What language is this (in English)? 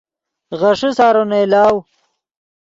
Yidgha